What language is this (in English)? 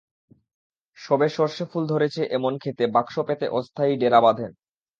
Bangla